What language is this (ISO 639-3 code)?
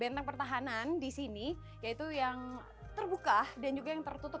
ind